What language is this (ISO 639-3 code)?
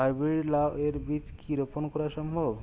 ben